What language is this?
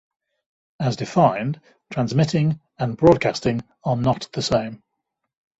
English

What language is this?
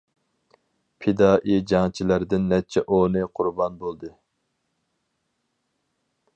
Uyghur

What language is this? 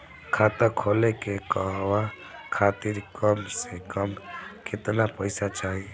Bhojpuri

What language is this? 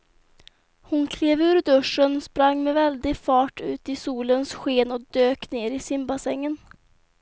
Swedish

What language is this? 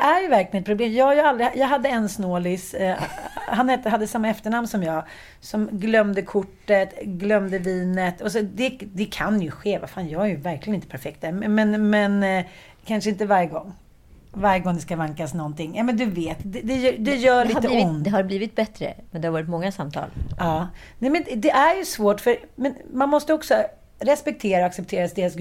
Swedish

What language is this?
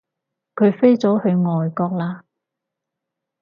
Cantonese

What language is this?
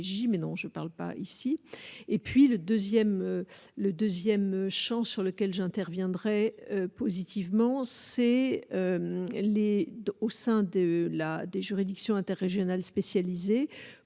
French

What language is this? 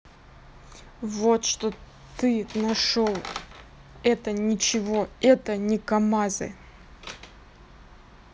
Russian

